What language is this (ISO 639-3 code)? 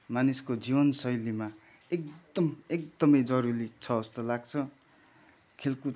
nep